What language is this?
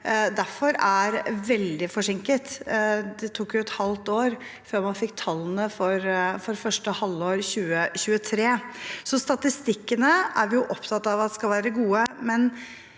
Norwegian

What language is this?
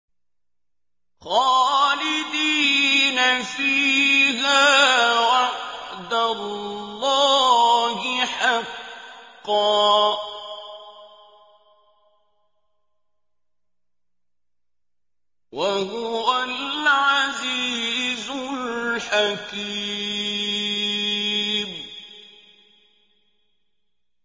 Arabic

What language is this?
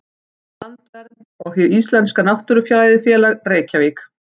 Icelandic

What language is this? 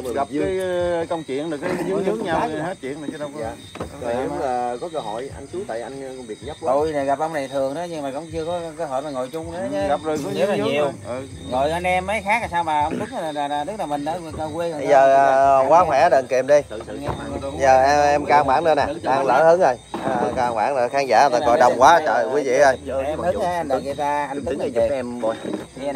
Vietnamese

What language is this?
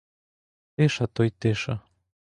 Ukrainian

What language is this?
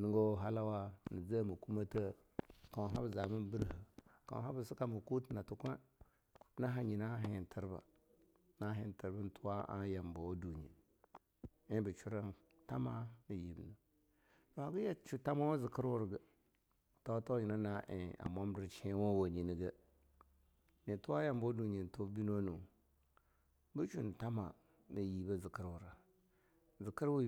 Longuda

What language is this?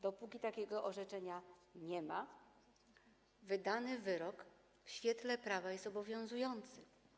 Polish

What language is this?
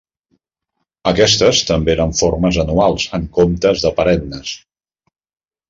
Catalan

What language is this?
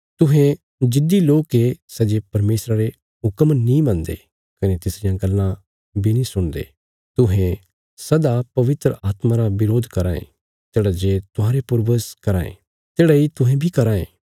Bilaspuri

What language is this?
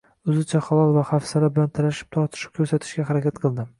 Uzbek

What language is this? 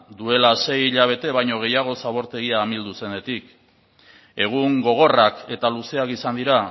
Basque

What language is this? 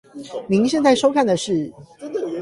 Chinese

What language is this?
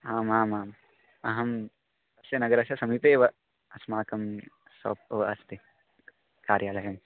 Sanskrit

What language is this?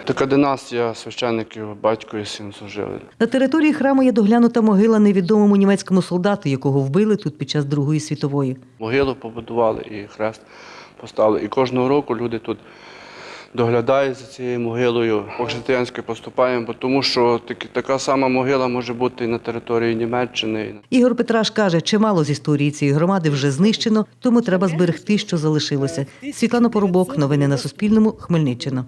Ukrainian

